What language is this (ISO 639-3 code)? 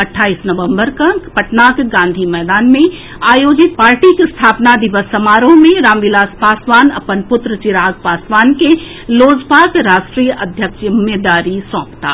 mai